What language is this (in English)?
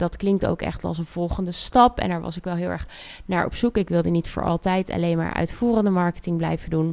Dutch